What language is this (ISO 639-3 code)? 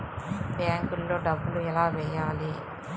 tel